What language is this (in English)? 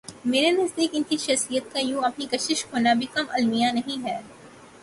Urdu